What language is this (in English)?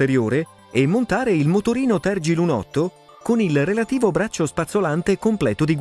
Italian